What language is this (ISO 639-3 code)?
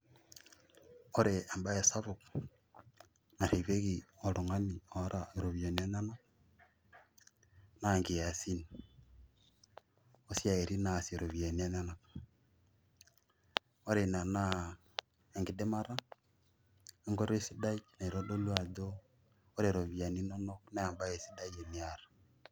mas